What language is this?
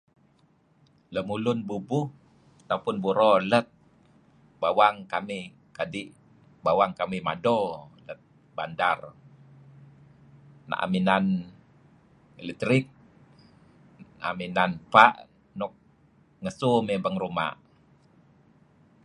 Kelabit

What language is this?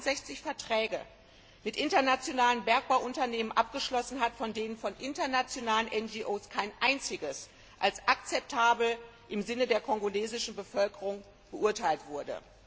German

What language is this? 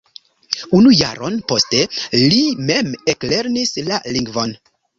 Esperanto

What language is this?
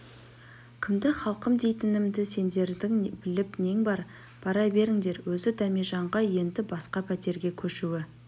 Kazakh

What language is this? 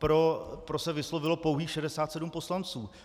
Czech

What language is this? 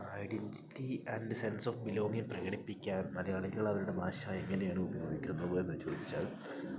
Malayalam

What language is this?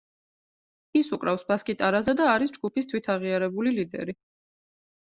Georgian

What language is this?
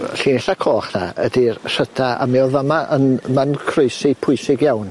Welsh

